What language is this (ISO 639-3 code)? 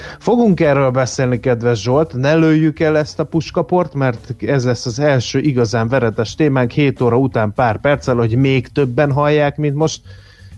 hun